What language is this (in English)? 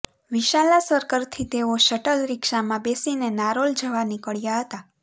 Gujarati